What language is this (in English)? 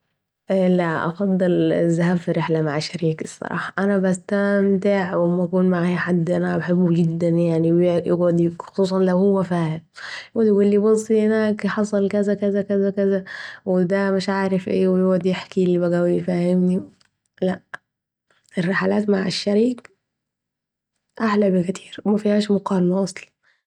Saidi Arabic